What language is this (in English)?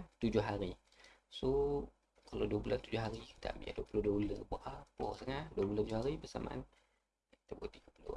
Malay